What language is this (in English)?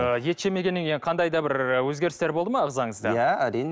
Kazakh